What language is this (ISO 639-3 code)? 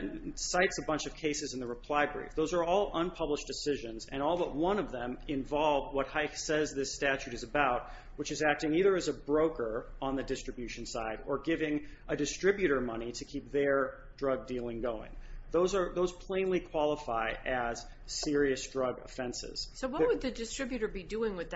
eng